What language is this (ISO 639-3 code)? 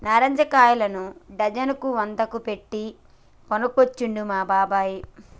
tel